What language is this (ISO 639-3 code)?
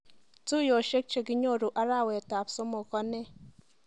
kln